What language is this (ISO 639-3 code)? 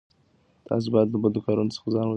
pus